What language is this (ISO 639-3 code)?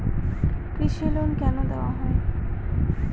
ben